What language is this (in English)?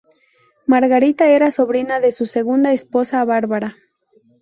Spanish